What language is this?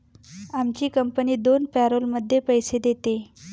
Marathi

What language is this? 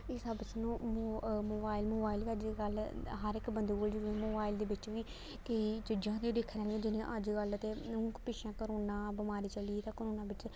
Dogri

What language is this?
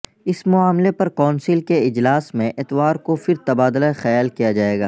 Urdu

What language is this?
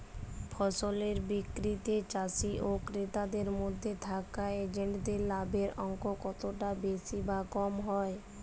Bangla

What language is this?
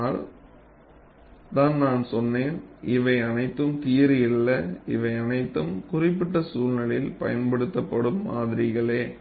Tamil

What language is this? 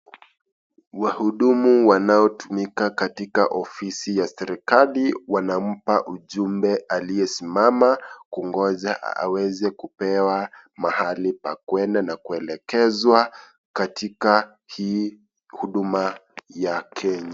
Swahili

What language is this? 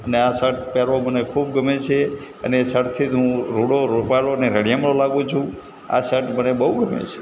Gujarati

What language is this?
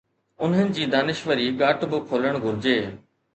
Sindhi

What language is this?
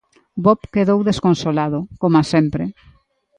Galician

